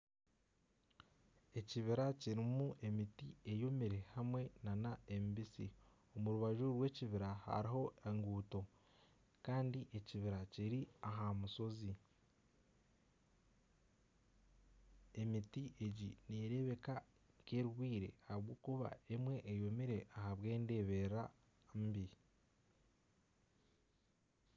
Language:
Nyankole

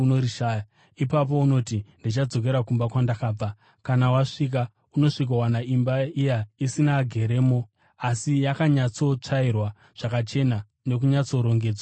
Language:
Shona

